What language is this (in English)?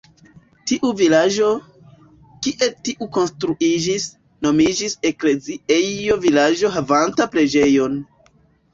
Esperanto